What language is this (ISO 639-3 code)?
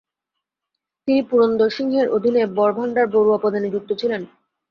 ben